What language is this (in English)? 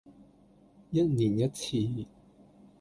Cantonese